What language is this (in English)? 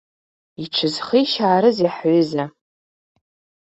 Abkhazian